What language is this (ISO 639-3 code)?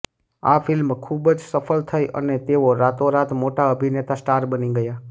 guj